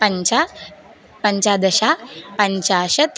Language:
Sanskrit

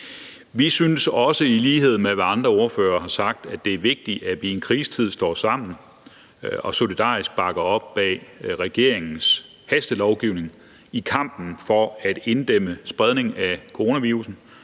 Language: Danish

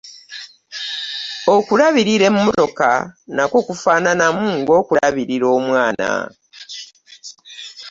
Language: Ganda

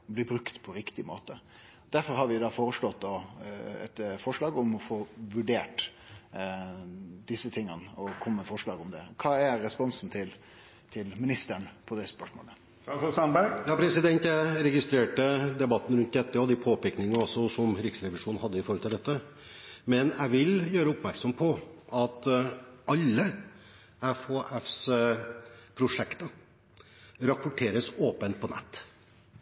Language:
Norwegian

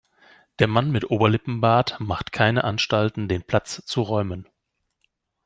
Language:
German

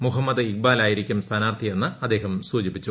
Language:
Malayalam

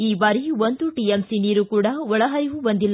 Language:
Kannada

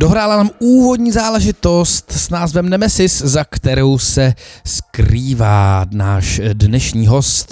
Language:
Czech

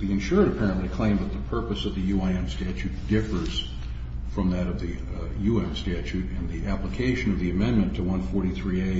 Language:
English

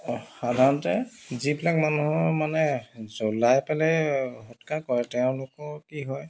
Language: Assamese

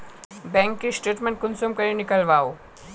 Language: Magahi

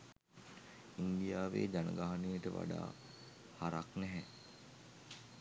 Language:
Sinhala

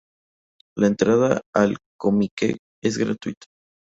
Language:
Spanish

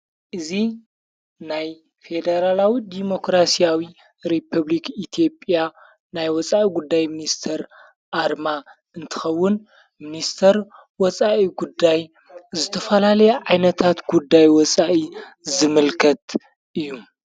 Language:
Tigrinya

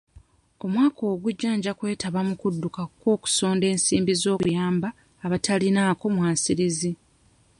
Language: Ganda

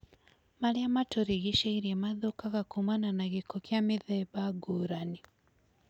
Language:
Kikuyu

